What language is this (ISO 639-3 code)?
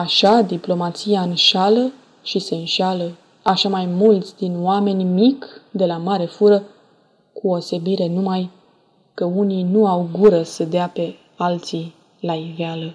ron